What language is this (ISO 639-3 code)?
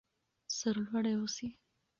pus